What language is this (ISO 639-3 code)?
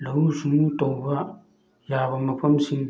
mni